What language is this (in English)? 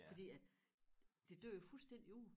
Danish